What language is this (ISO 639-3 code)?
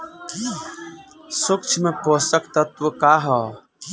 bho